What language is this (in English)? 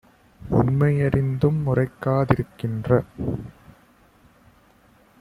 Tamil